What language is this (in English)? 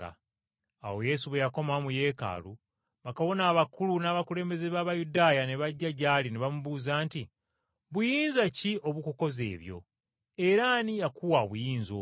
Ganda